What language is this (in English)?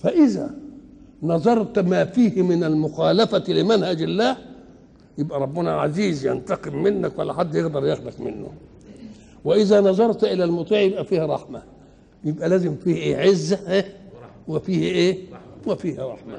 Arabic